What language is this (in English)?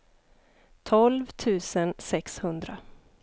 Swedish